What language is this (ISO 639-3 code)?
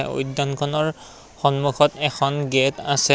asm